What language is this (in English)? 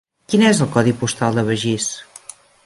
Catalan